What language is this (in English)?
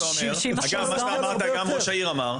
Hebrew